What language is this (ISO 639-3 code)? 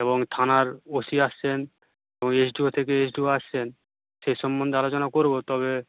ben